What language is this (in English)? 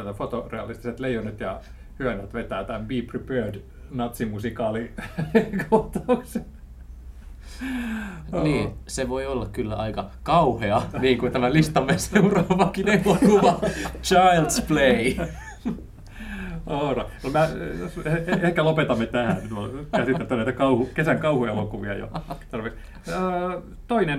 Finnish